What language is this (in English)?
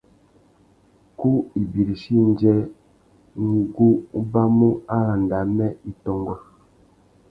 Tuki